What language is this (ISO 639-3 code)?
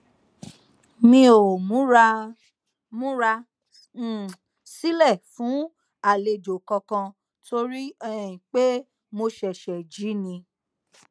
yor